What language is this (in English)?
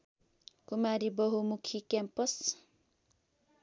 Nepali